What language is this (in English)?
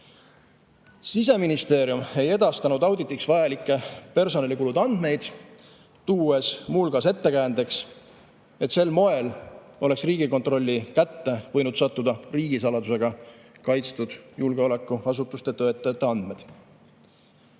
Estonian